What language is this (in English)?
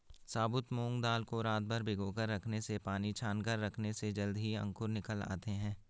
Hindi